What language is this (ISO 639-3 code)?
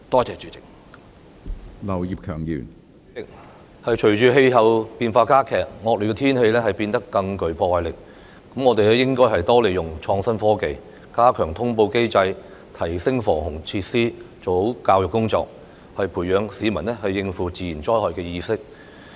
yue